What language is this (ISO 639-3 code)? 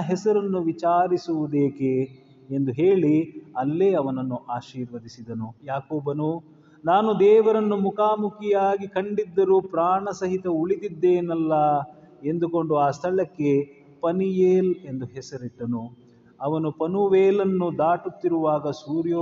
kan